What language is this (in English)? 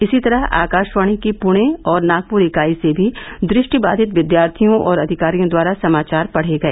Hindi